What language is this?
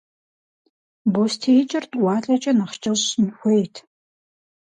Kabardian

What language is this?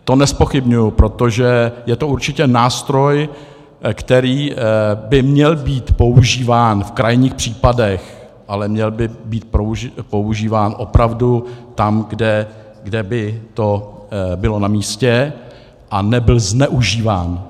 Czech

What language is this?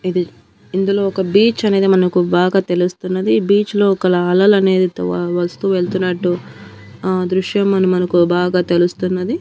Telugu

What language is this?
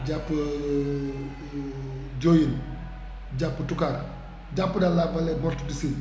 Wolof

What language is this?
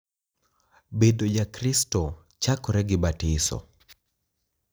Luo (Kenya and Tanzania)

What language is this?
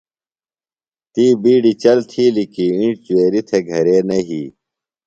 Phalura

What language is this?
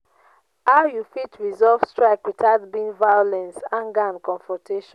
Nigerian Pidgin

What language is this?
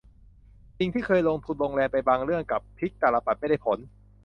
Thai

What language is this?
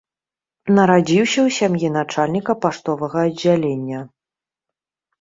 Belarusian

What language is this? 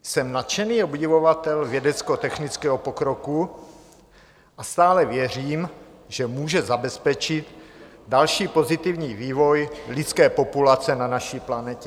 Czech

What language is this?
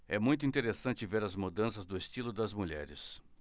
Portuguese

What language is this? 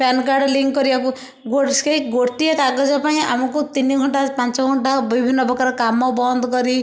Odia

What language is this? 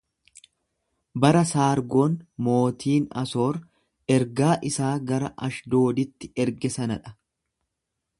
Oromo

